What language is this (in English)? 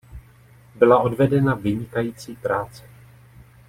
Czech